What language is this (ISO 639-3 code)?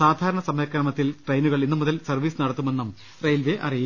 mal